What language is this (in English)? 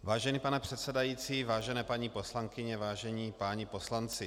Czech